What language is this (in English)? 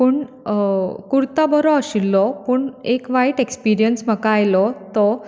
Konkani